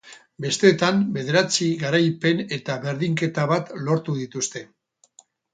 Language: Basque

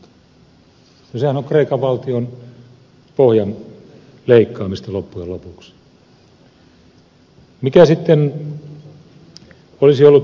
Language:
Finnish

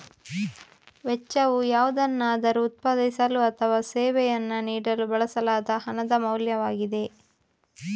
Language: Kannada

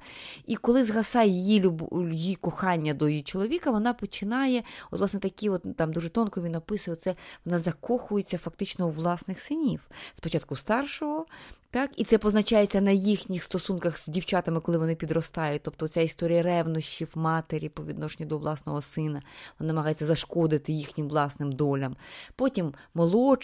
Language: Ukrainian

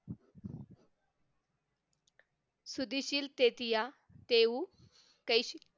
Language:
Marathi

